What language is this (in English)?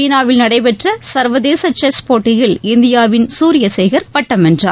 Tamil